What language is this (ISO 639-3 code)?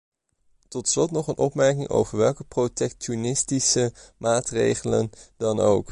nld